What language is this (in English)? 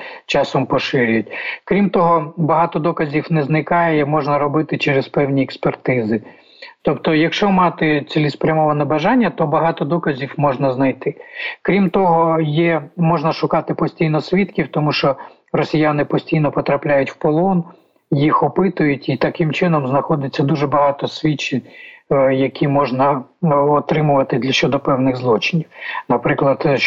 Ukrainian